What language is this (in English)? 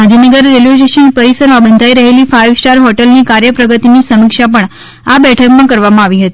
Gujarati